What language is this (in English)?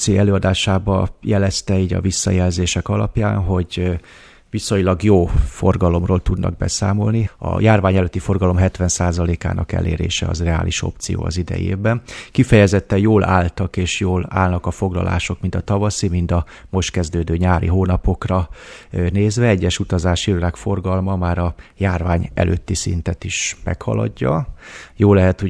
Hungarian